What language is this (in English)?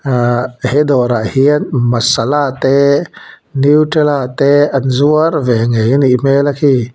Mizo